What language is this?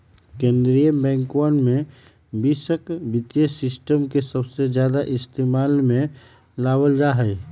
Magahi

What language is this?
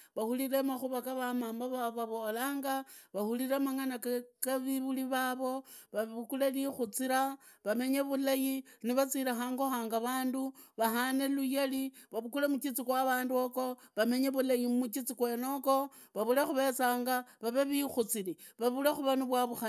Idakho-Isukha-Tiriki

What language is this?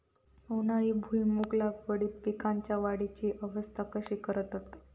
Marathi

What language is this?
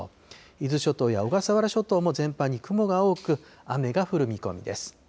Japanese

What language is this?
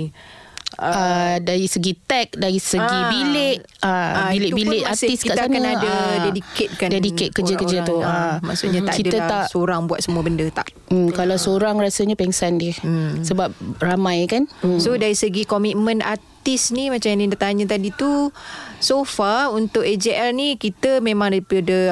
Malay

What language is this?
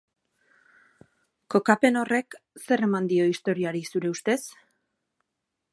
Basque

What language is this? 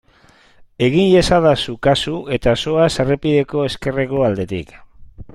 Basque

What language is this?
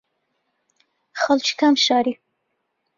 Central Kurdish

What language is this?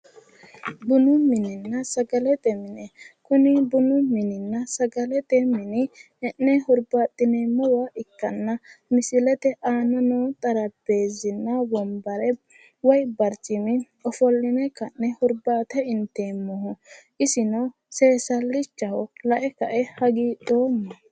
Sidamo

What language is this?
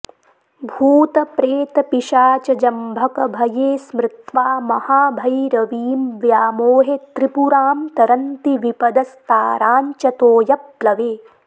Sanskrit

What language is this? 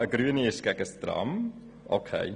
Swiss German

